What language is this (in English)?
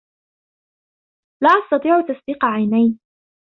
Arabic